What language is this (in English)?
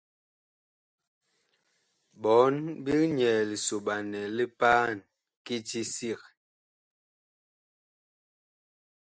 Bakoko